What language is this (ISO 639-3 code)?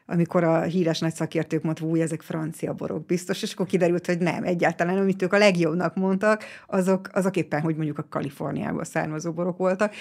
hun